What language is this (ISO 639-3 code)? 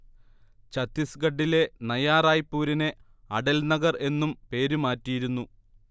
mal